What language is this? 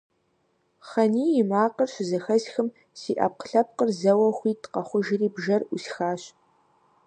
Kabardian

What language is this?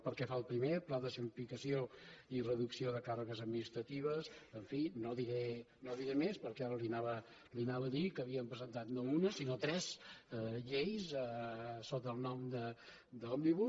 Catalan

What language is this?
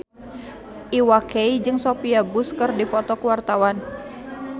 Sundanese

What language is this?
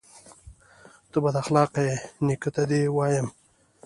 Pashto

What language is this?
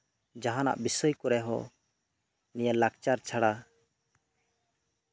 Santali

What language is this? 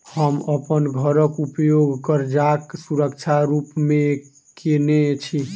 Maithili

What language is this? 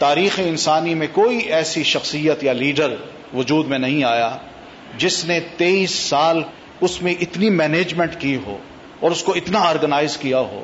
Urdu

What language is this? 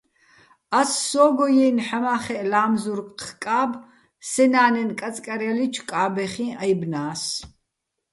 Bats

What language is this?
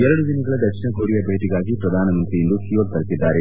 Kannada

